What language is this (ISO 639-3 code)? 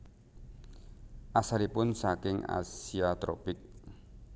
jav